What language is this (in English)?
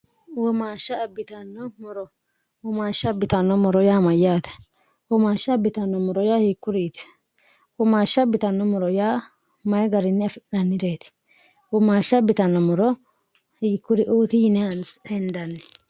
Sidamo